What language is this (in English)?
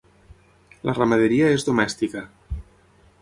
Catalan